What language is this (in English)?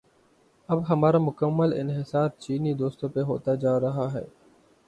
Urdu